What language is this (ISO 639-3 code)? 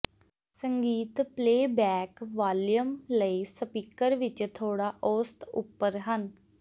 pan